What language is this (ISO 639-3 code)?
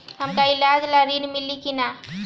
bho